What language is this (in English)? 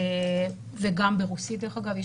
Hebrew